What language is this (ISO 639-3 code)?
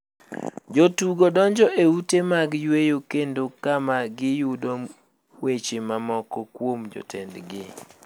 luo